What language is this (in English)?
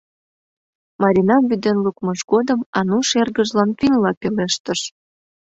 Mari